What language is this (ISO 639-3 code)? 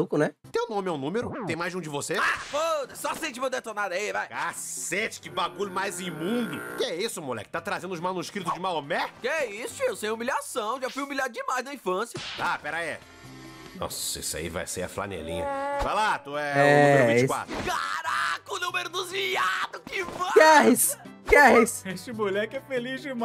por